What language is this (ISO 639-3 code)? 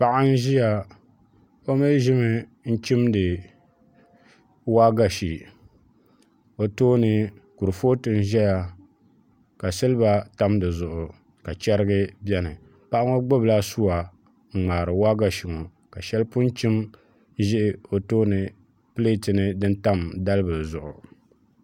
dag